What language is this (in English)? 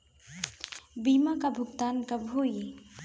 Bhojpuri